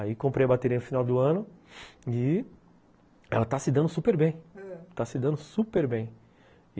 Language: Portuguese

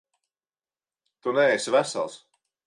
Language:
Latvian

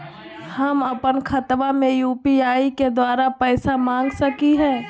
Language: Magahi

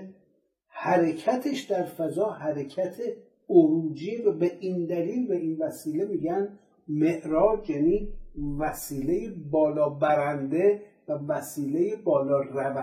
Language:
Persian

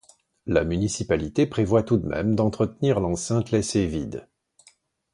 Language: French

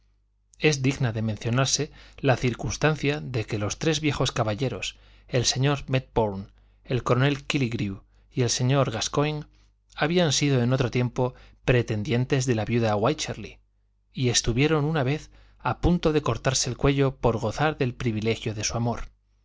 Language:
Spanish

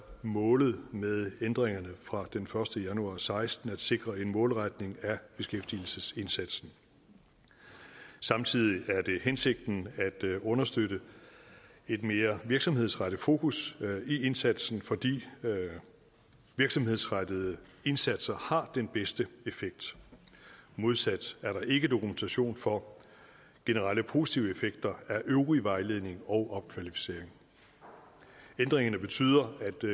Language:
Danish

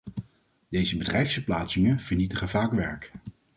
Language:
Dutch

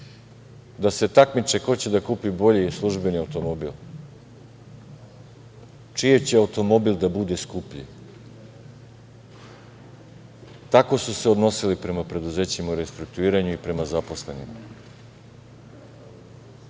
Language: Serbian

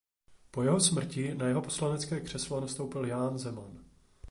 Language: Czech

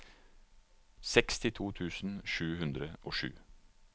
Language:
Norwegian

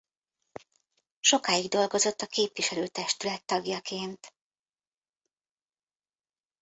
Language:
Hungarian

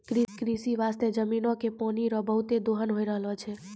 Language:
Maithili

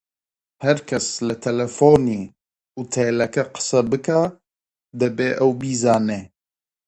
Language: Central Kurdish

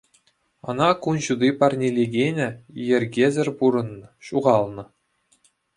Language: Chuvash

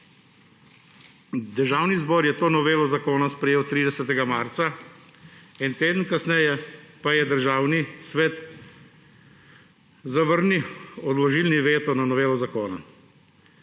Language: Slovenian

